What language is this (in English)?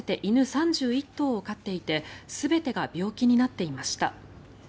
Japanese